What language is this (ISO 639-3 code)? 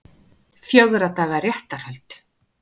isl